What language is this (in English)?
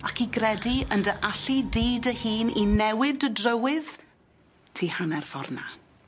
Welsh